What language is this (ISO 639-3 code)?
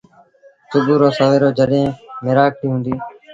sbn